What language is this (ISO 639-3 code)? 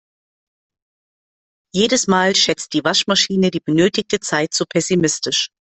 deu